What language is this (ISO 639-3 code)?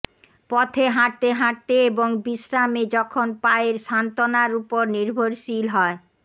ben